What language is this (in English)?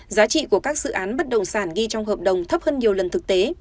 Vietnamese